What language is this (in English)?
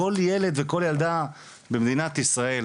Hebrew